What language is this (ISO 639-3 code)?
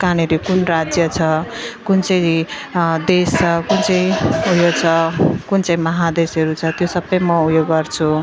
nep